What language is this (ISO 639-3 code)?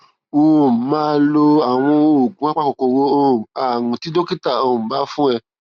yor